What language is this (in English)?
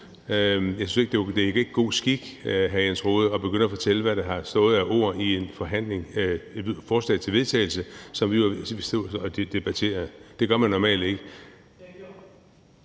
Danish